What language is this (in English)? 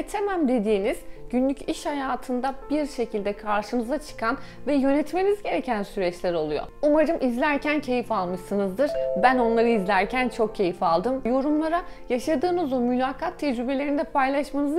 Turkish